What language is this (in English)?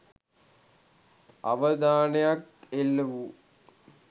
Sinhala